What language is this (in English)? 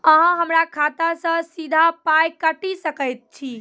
Maithili